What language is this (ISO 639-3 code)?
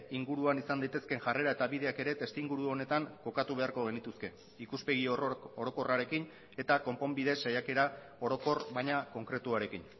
eus